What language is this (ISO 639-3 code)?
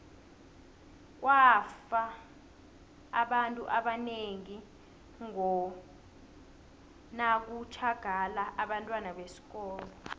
nbl